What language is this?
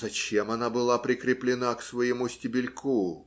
Russian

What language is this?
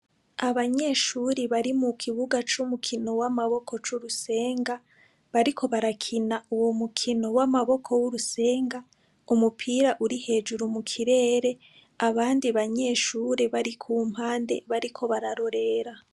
Rundi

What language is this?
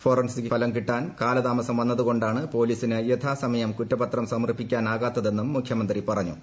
Malayalam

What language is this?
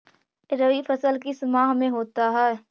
Magahi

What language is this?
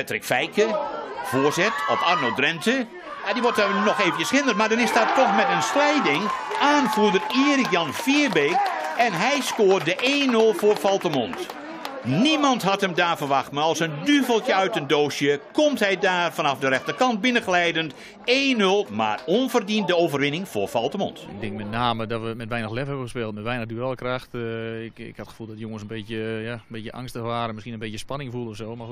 Dutch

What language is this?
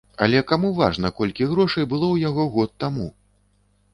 Belarusian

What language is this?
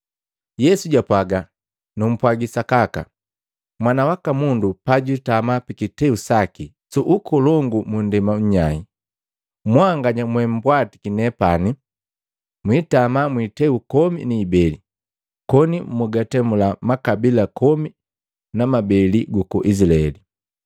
Matengo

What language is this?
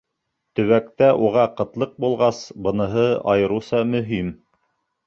Bashkir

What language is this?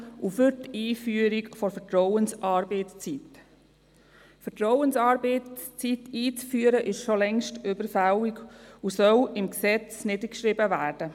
Swiss German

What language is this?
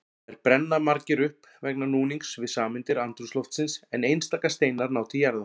Icelandic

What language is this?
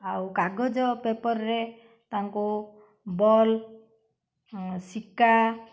Odia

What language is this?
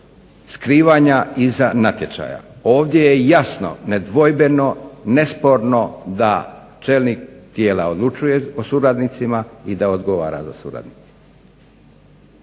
Croatian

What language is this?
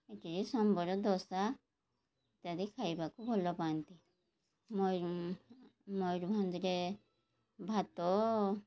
Odia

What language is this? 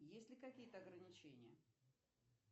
Russian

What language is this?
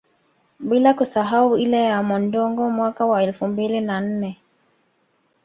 Swahili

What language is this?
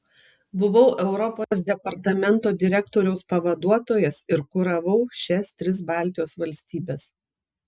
Lithuanian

